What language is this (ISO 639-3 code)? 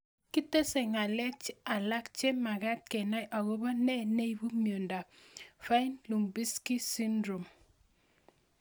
kln